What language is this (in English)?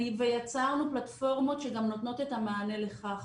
Hebrew